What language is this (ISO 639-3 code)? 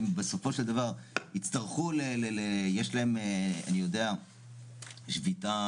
heb